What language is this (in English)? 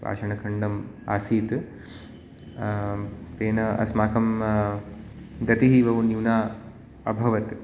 Sanskrit